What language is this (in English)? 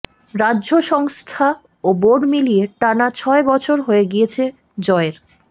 Bangla